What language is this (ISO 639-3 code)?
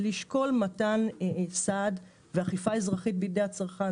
heb